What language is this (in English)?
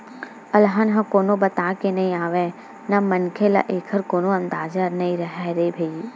Chhattisgarhi